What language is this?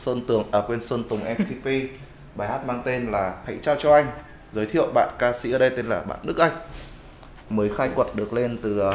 Vietnamese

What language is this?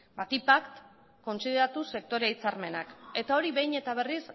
Basque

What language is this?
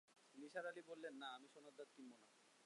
Bangla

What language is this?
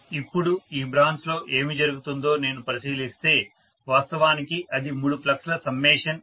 Telugu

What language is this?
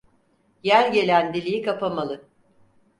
Turkish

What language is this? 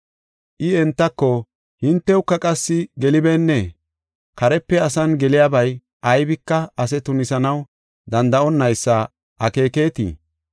Gofa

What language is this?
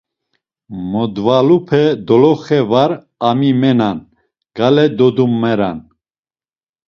Laz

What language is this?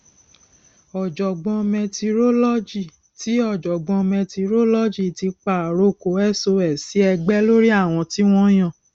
Yoruba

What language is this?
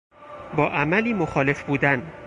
Persian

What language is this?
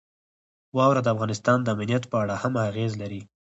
Pashto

